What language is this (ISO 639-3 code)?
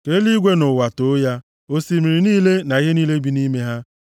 ibo